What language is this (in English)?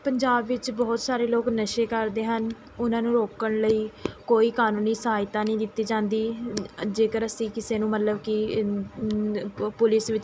Punjabi